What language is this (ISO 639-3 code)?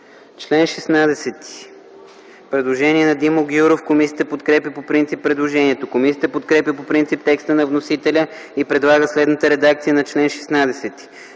bul